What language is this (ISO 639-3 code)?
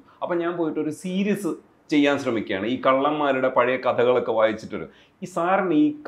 mal